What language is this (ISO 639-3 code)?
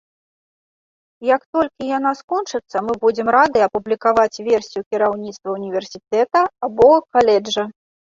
bel